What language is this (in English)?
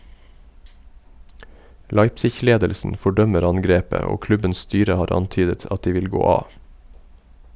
Norwegian